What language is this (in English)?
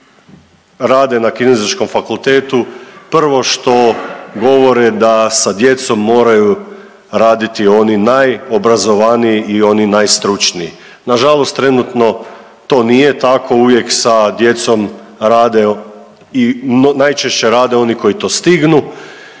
Croatian